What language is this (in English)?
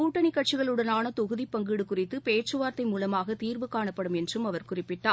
Tamil